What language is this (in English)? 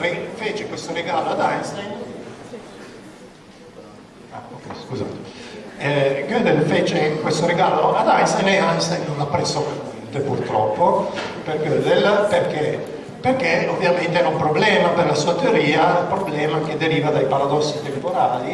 Italian